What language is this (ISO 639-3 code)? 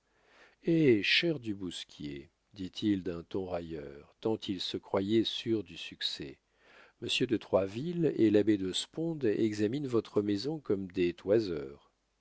fra